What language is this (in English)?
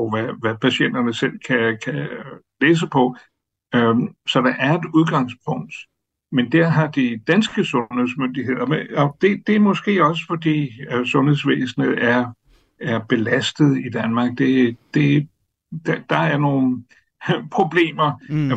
Danish